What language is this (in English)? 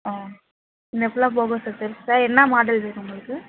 Tamil